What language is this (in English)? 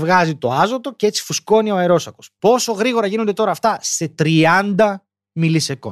Greek